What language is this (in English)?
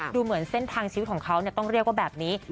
Thai